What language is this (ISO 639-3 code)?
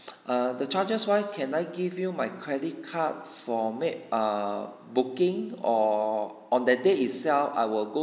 eng